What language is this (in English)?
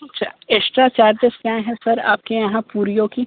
Hindi